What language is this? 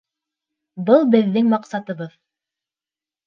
Bashkir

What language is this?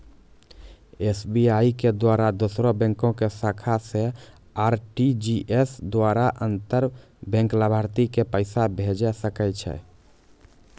Maithili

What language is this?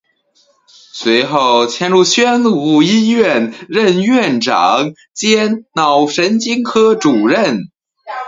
Chinese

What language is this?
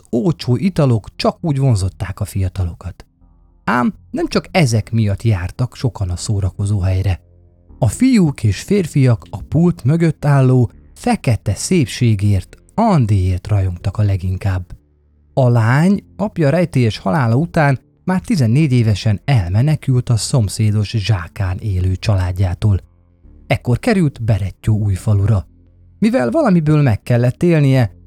Hungarian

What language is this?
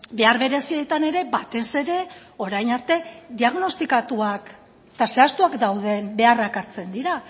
Basque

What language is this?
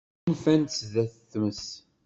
Kabyle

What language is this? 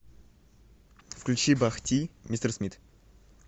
Russian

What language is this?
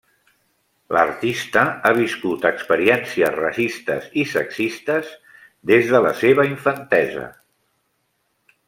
Catalan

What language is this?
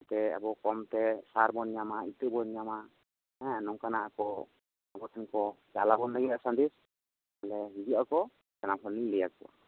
Santali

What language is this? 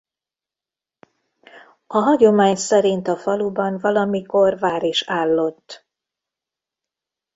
Hungarian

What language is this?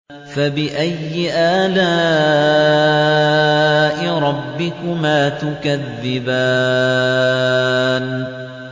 Arabic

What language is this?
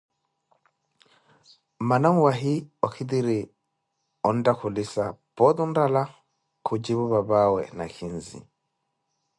Koti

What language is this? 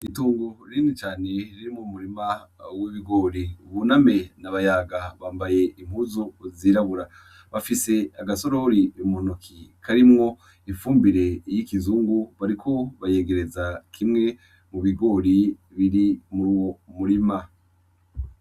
Rundi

